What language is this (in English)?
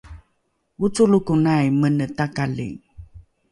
Rukai